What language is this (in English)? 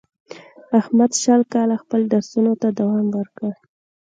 Pashto